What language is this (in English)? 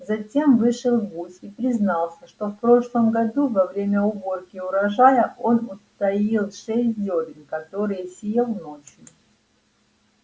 Russian